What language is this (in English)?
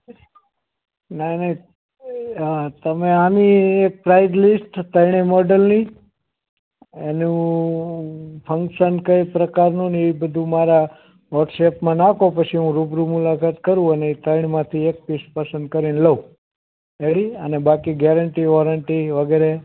Gujarati